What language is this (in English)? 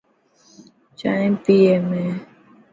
Dhatki